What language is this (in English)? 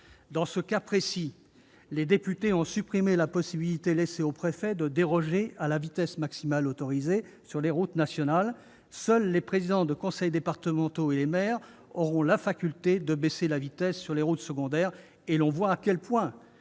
French